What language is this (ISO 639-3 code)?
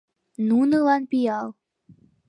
chm